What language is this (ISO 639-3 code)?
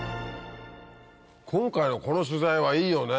jpn